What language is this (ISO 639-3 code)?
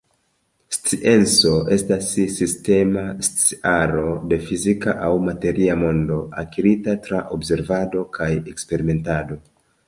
epo